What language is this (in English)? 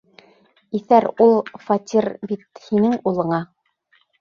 Bashkir